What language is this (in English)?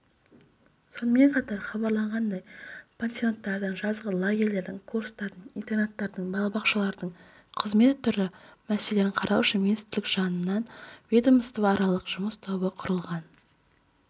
Kazakh